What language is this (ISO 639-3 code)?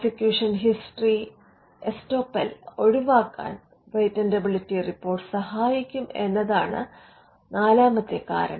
mal